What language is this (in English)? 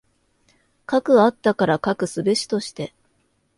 Japanese